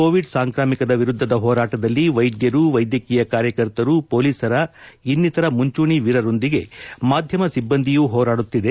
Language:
Kannada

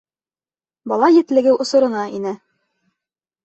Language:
Bashkir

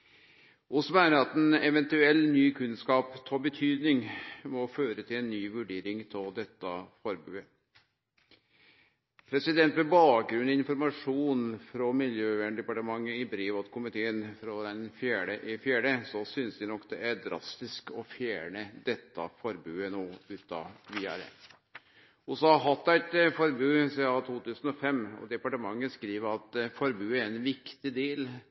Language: Norwegian Nynorsk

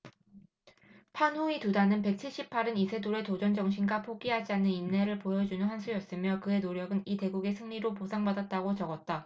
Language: Korean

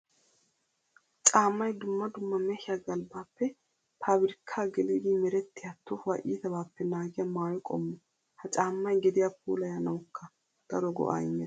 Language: Wolaytta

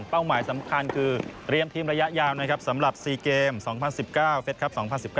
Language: Thai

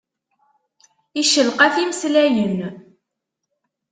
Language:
Kabyle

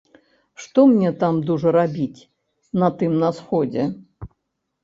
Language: Belarusian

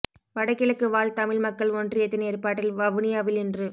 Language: Tamil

